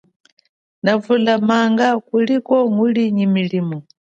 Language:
Chokwe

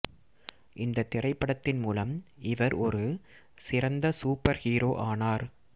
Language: Tamil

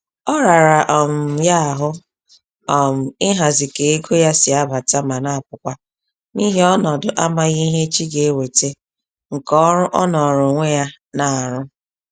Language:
Igbo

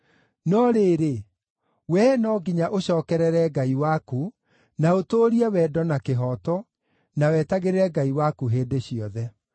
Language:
Kikuyu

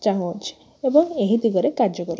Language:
Odia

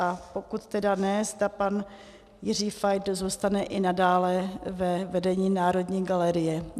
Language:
Czech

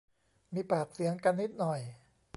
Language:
Thai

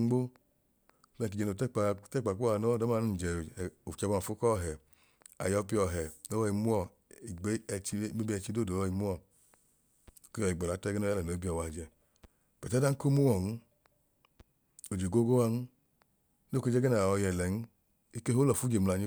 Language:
Idoma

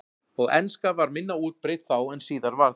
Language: Icelandic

